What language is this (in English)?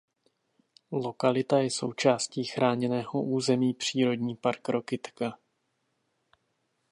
Czech